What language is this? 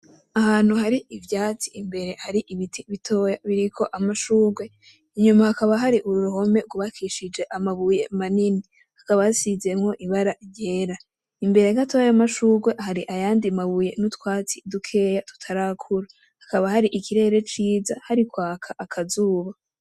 Rundi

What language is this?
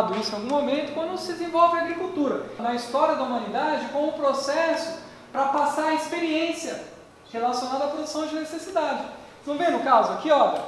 Portuguese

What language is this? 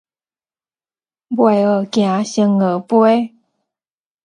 Min Nan Chinese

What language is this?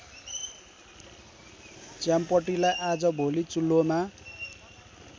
Nepali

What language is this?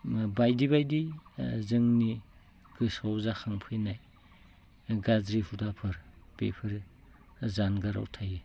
Bodo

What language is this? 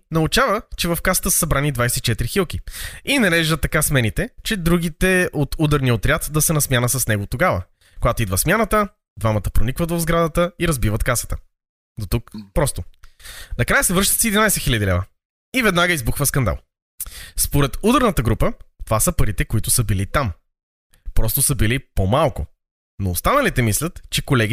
Bulgarian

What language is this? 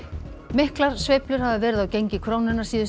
Icelandic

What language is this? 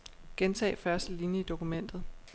Danish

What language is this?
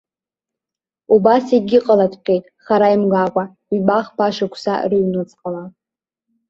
Abkhazian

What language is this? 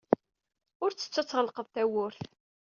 Kabyle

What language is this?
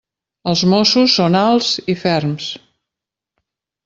Catalan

